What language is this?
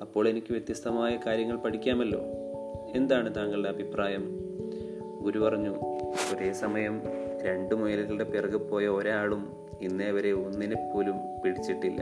Malayalam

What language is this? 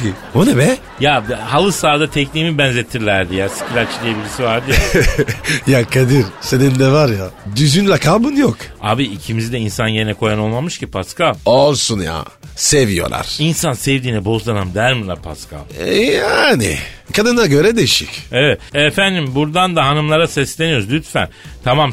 Turkish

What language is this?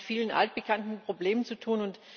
German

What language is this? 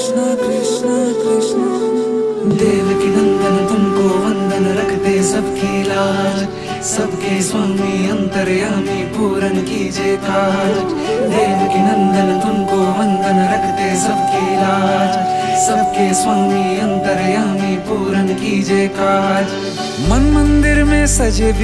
Hindi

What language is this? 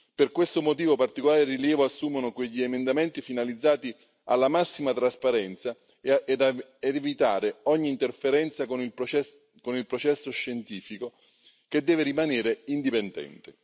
Italian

